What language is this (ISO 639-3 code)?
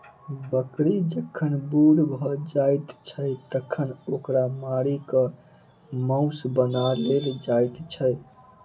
mai